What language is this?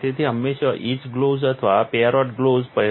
Gujarati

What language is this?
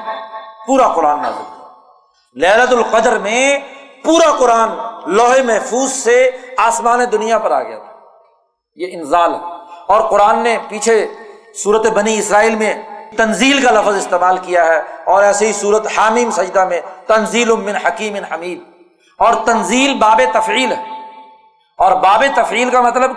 Urdu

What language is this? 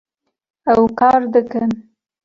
Kurdish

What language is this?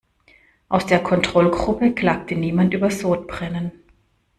German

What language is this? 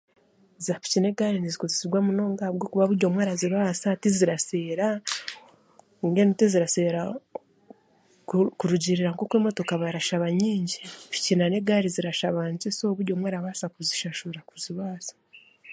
Chiga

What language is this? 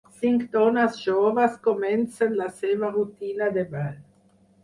Catalan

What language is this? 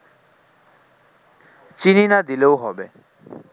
Bangla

